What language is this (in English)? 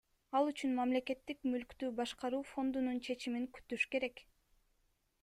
Kyrgyz